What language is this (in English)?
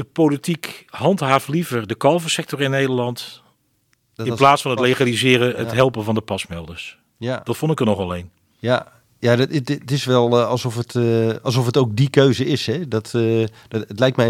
Dutch